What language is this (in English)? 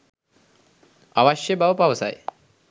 Sinhala